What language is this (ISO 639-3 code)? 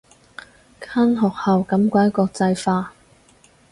yue